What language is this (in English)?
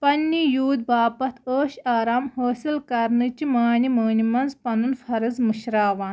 Kashmiri